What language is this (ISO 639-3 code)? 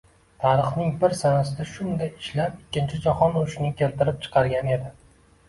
uzb